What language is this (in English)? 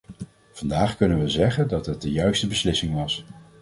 Dutch